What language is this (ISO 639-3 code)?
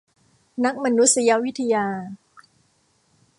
tha